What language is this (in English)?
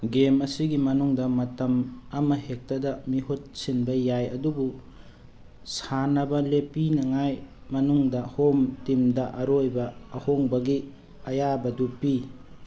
Manipuri